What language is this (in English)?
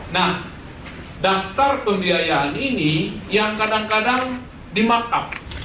Indonesian